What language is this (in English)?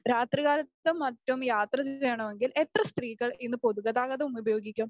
Malayalam